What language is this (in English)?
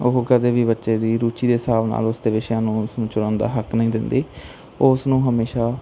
Punjabi